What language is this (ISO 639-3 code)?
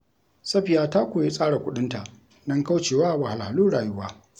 hau